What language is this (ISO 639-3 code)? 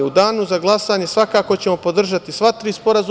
srp